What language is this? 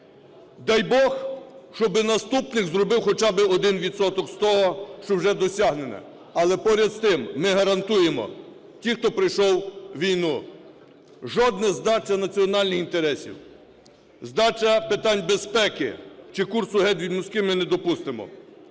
Ukrainian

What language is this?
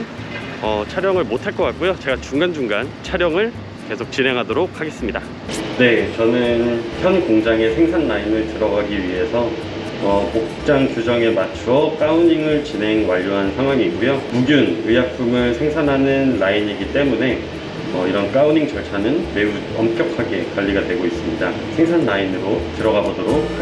Korean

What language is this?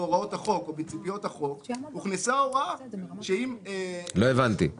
Hebrew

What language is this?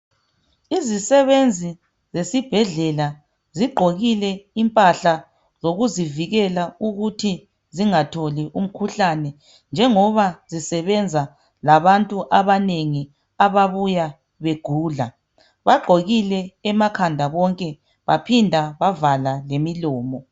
North Ndebele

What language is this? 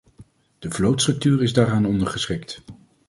Dutch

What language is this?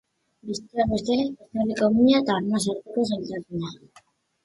Basque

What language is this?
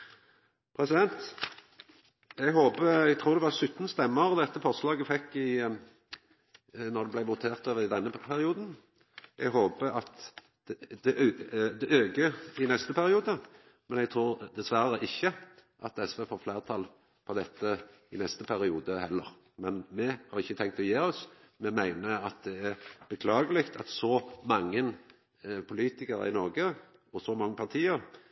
Norwegian Nynorsk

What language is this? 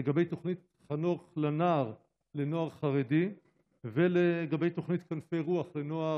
Hebrew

